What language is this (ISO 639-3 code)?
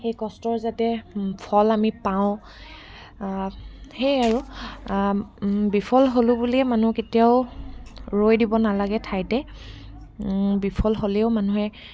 asm